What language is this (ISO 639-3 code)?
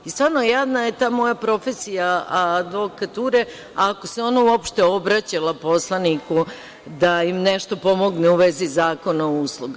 srp